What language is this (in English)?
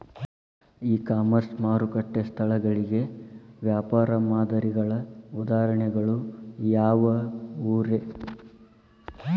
Kannada